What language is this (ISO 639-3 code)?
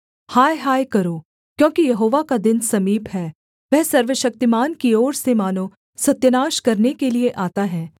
hin